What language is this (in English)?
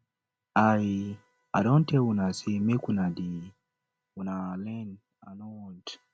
Nigerian Pidgin